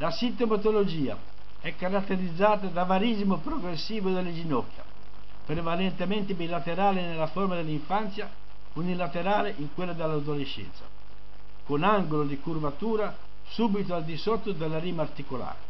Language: Italian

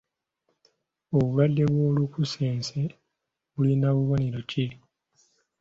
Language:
Ganda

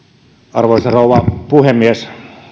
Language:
Finnish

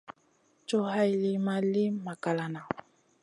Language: Masana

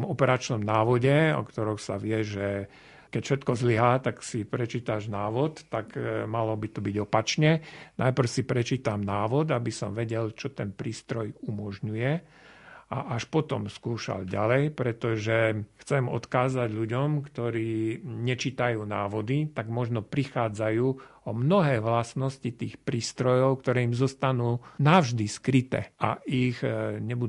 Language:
Slovak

